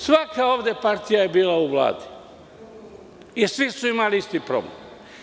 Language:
Serbian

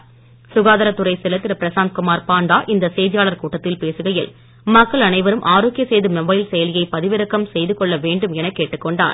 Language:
Tamil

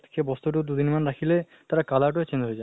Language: Assamese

